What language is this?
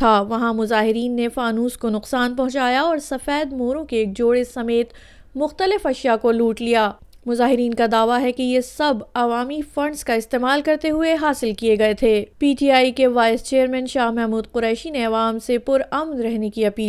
Urdu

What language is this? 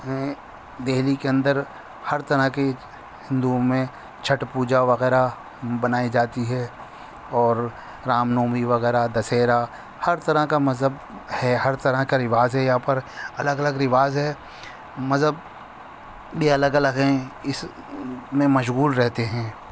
Urdu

